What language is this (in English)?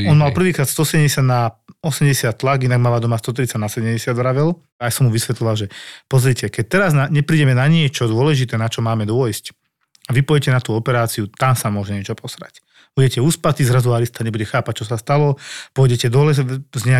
Slovak